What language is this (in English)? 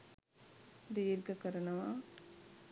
Sinhala